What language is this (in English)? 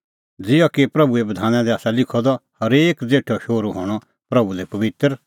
Kullu Pahari